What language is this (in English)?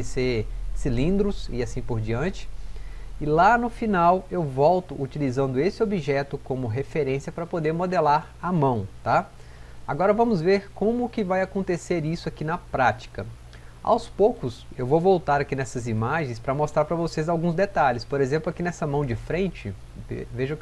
Portuguese